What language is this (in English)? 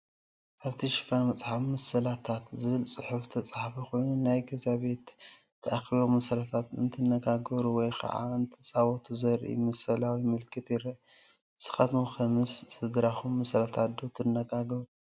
Tigrinya